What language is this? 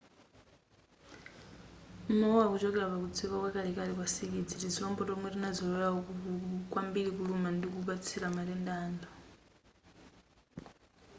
Nyanja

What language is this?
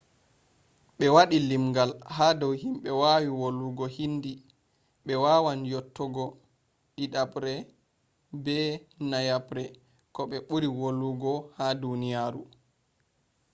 Fula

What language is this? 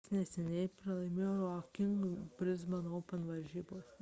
Lithuanian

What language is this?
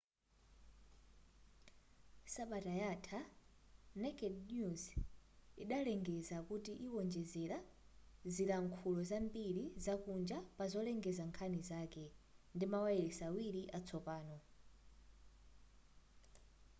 Nyanja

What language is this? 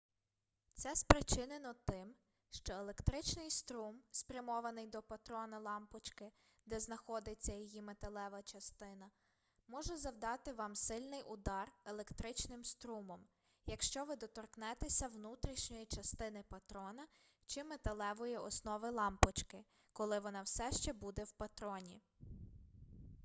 Ukrainian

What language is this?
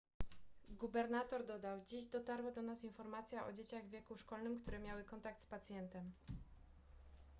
Polish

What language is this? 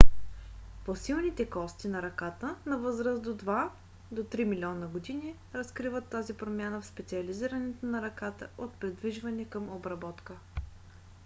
Bulgarian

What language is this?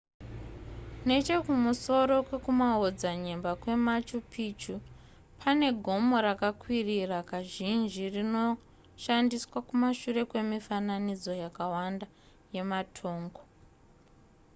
Shona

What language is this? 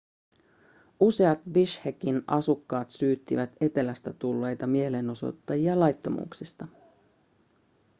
Finnish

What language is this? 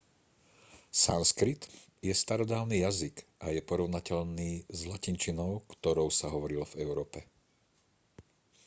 Slovak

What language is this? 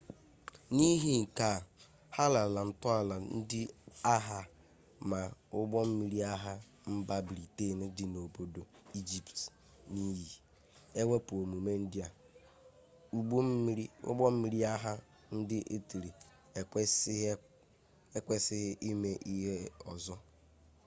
Igbo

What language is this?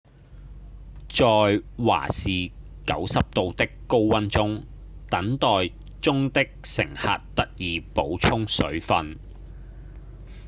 Cantonese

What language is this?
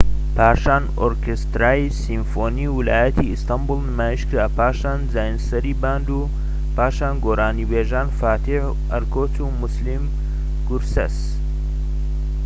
Central Kurdish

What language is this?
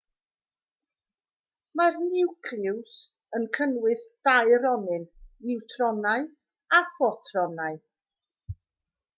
Welsh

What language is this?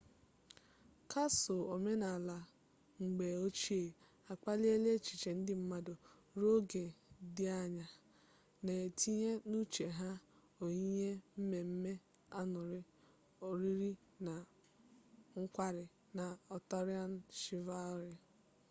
Igbo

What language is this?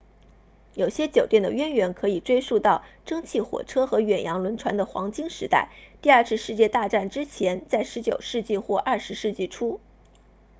Chinese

